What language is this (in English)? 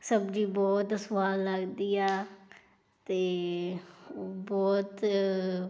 Punjabi